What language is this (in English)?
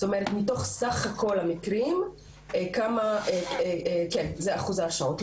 Hebrew